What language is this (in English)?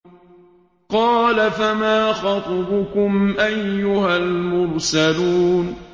Arabic